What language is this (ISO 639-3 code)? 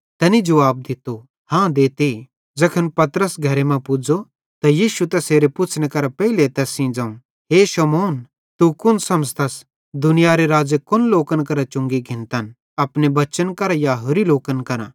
bhd